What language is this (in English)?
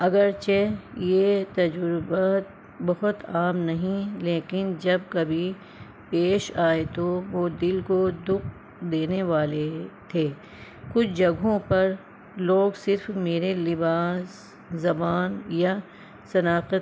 Urdu